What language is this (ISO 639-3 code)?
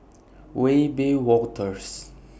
eng